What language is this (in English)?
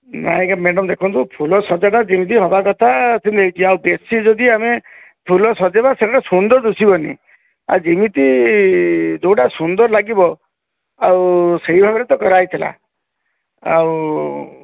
Odia